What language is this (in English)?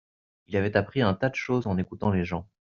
French